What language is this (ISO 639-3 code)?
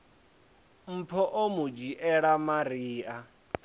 ven